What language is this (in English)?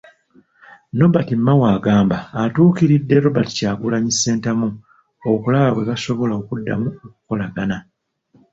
Ganda